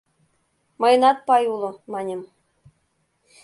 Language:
Mari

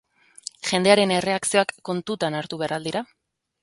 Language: Basque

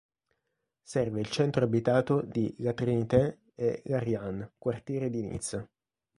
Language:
Italian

